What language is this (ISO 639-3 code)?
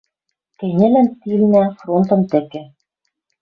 mrj